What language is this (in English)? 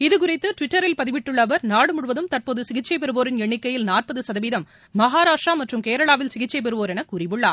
Tamil